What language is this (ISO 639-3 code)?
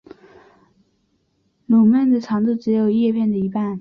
zho